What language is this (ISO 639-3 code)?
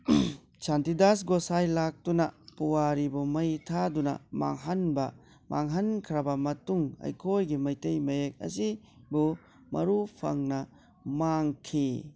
mni